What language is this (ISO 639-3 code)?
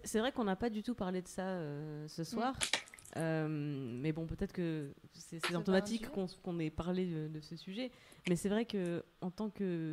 fra